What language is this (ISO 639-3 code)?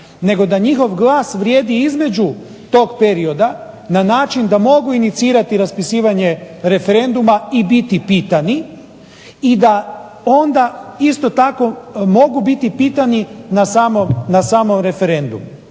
hrv